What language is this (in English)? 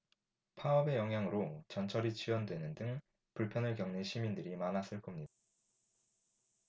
Korean